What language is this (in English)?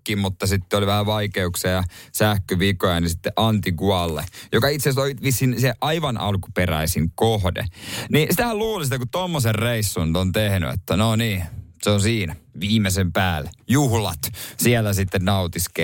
Finnish